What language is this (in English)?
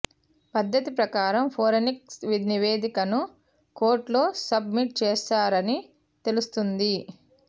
Telugu